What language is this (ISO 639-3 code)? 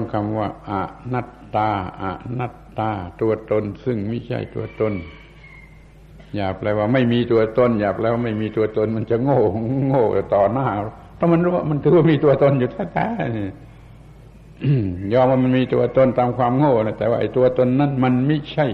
tha